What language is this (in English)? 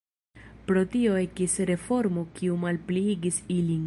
Esperanto